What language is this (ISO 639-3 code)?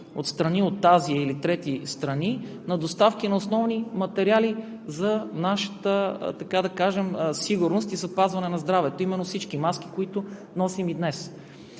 bul